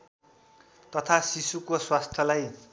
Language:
Nepali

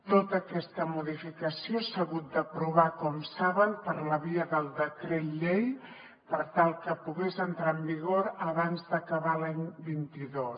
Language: Catalan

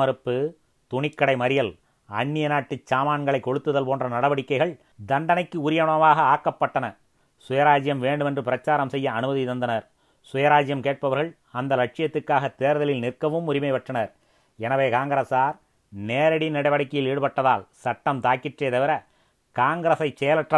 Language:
Tamil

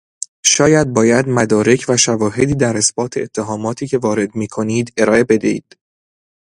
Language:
Persian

